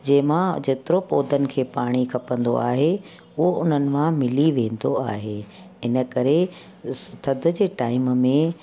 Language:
Sindhi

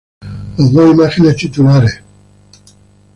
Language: Spanish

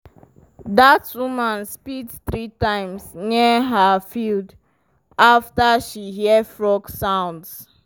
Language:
Nigerian Pidgin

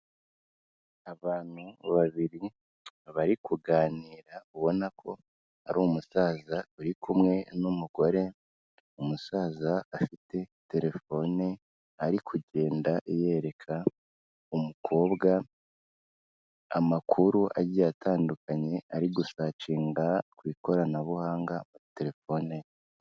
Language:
Kinyarwanda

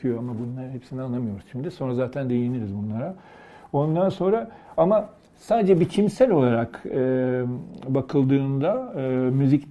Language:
Turkish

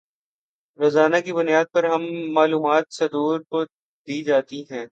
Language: Urdu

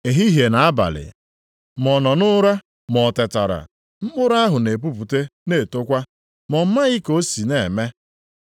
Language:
Igbo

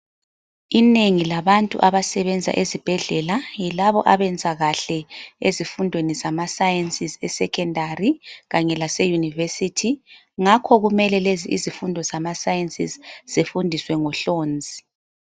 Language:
North Ndebele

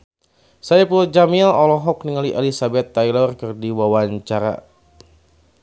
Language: Sundanese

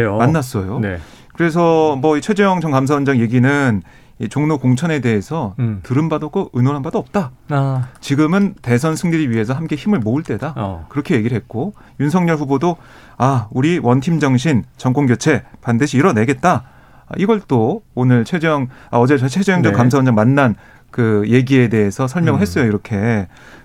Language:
Korean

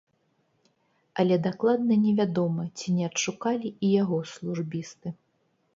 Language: Belarusian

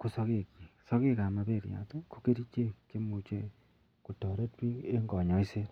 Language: Kalenjin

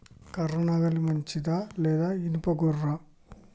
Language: Telugu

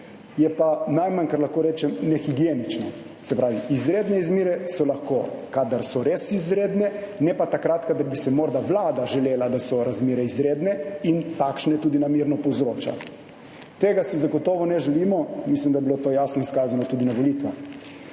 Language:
Slovenian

